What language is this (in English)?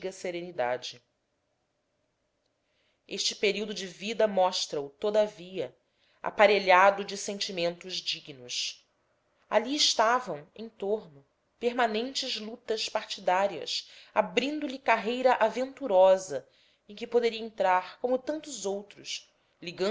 Portuguese